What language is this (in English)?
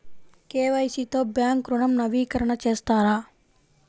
Telugu